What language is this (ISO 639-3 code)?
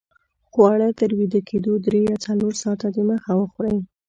pus